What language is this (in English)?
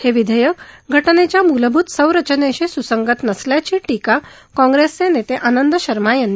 Marathi